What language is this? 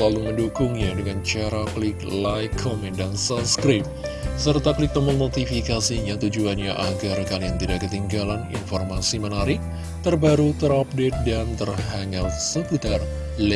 Indonesian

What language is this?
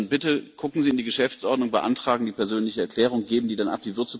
German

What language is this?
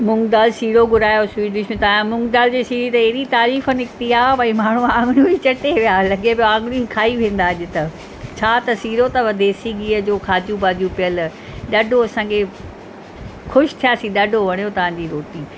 Sindhi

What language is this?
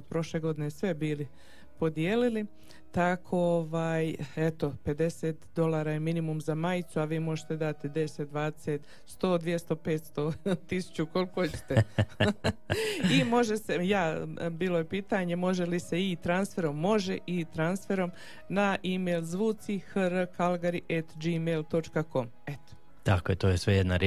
Croatian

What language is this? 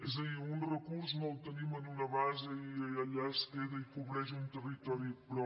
Catalan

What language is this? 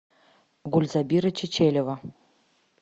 Russian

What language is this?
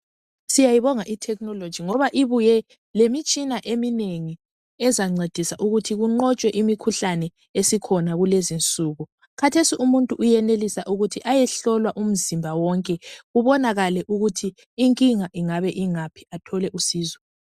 North Ndebele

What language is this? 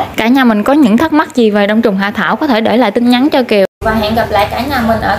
Vietnamese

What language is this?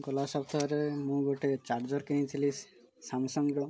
Odia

